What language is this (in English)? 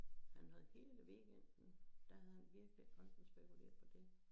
Danish